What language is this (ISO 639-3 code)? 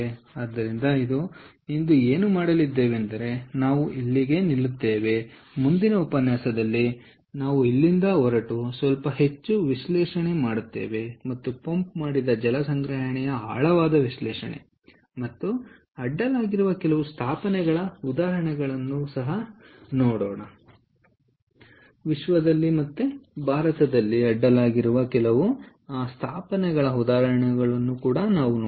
kan